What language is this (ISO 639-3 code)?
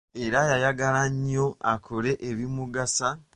lug